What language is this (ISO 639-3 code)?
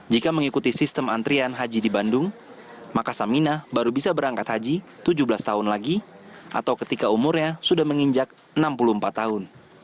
ind